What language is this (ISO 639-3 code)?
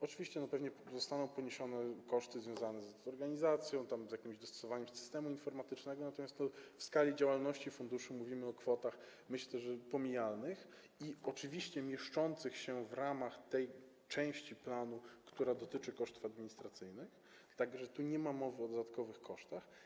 pol